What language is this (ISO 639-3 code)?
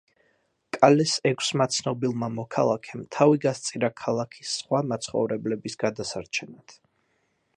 kat